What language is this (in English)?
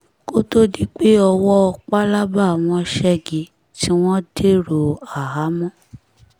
Yoruba